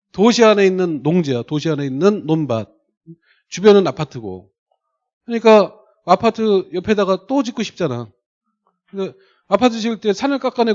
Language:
Korean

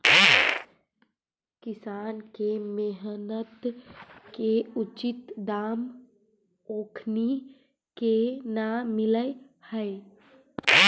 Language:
Magahi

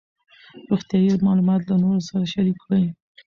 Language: Pashto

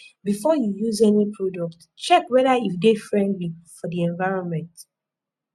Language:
Nigerian Pidgin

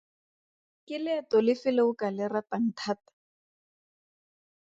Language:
Tswana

